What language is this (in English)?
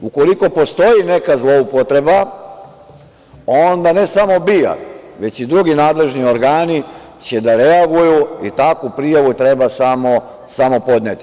Serbian